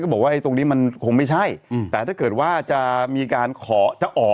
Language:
Thai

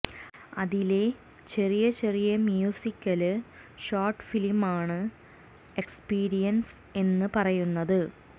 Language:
Malayalam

